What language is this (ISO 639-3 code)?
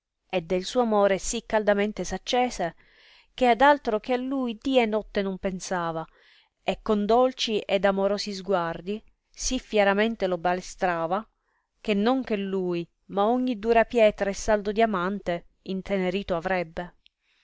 ita